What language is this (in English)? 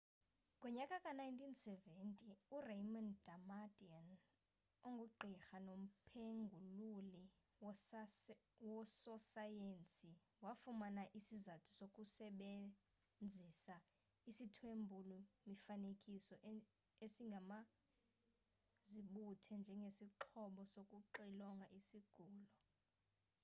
Xhosa